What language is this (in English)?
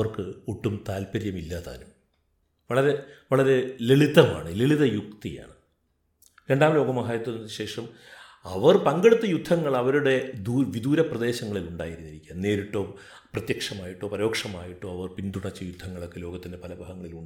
Malayalam